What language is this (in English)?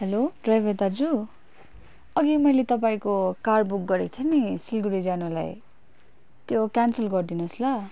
Nepali